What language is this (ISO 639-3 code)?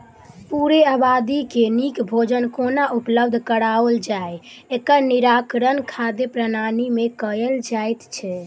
mai